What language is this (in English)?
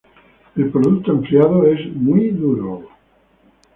Spanish